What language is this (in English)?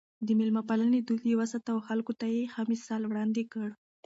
Pashto